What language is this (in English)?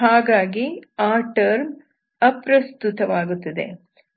Kannada